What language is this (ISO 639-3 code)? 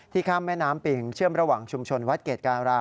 tha